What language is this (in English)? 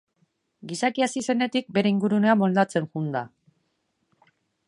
Basque